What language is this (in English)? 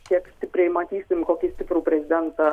Lithuanian